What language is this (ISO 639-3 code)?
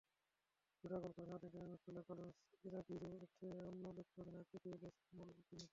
ben